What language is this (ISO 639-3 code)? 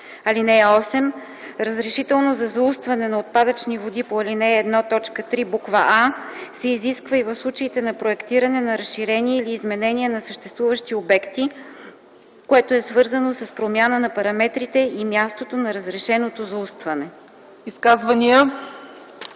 bul